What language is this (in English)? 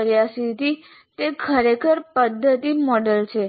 Gujarati